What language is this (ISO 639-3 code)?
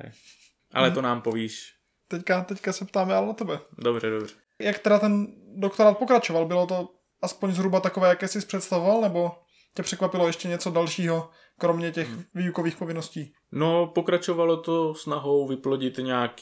ces